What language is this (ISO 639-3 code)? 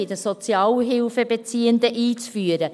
gsw